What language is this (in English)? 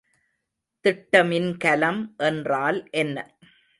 Tamil